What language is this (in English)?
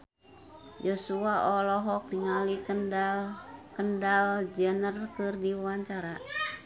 Sundanese